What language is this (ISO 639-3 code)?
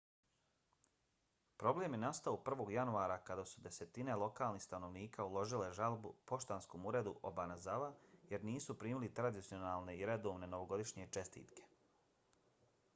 bos